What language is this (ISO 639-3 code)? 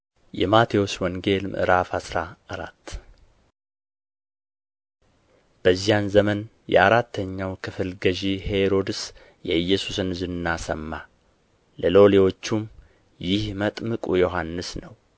amh